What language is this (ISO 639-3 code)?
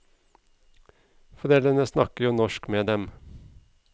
nor